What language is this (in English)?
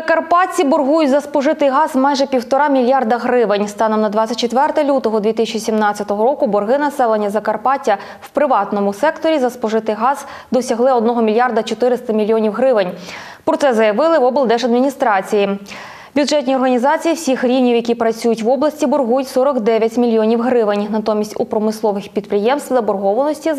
Ukrainian